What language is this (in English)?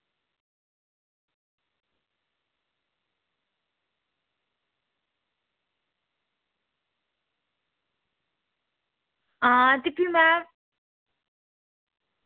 Dogri